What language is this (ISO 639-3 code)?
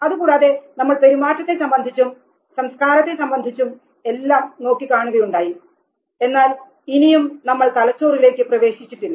mal